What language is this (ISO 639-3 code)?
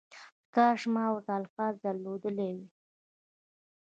pus